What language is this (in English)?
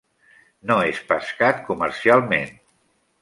Catalan